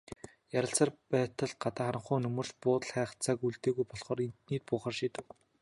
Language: Mongolian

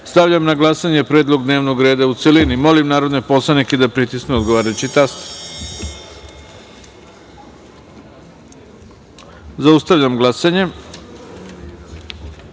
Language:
Serbian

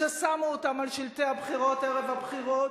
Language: Hebrew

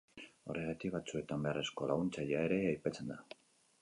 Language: Basque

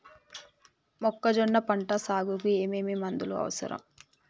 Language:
Telugu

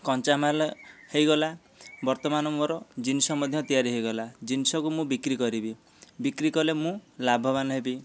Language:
Odia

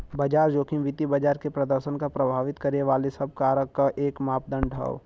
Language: Bhojpuri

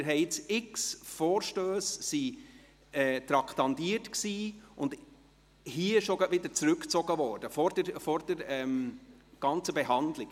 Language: Swiss German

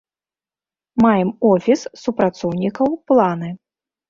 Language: Belarusian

